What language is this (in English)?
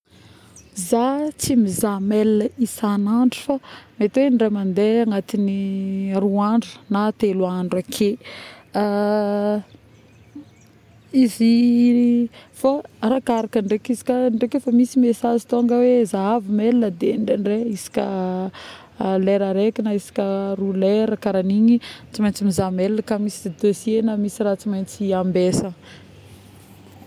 Northern Betsimisaraka Malagasy